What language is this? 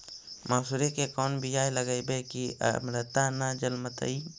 Magahi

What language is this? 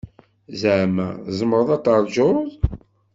Kabyle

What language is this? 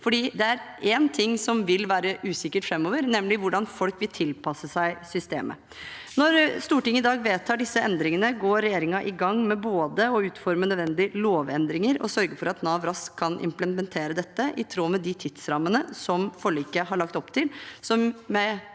Norwegian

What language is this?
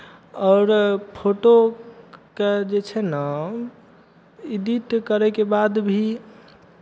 Maithili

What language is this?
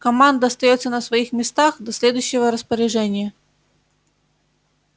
Russian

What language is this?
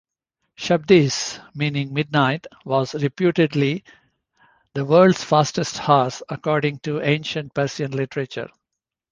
English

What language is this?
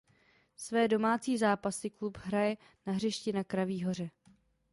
Czech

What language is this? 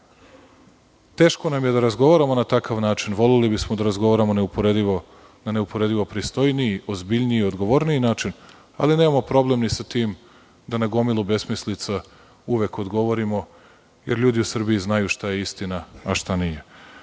Serbian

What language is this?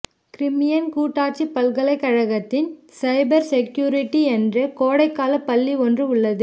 Tamil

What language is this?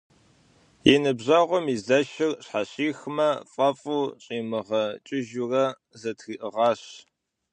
Kabardian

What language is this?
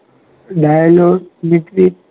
Gujarati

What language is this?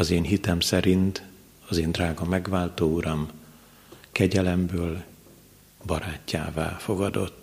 Hungarian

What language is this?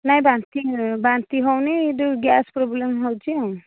Odia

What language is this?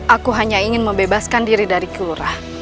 Indonesian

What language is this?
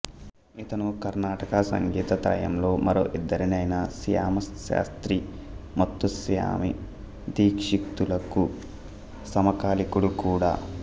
Telugu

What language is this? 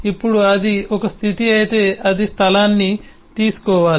Telugu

